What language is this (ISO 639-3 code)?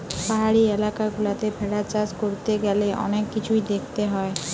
ben